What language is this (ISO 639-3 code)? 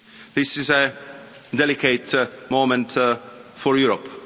eng